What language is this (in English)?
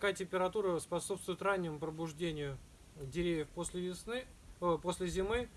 Russian